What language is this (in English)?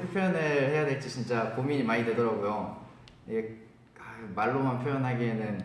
Korean